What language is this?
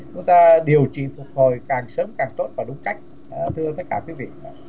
Vietnamese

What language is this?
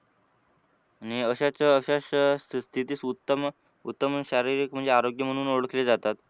Marathi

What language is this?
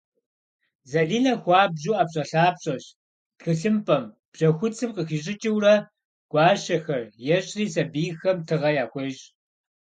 Kabardian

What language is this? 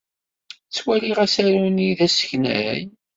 Kabyle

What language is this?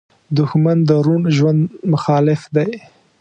Pashto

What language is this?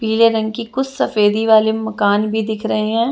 Hindi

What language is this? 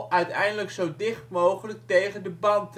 Dutch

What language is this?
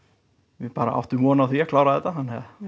Icelandic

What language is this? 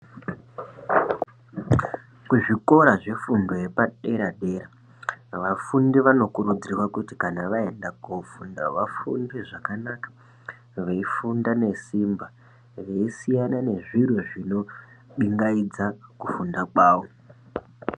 Ndau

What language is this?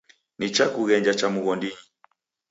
Taita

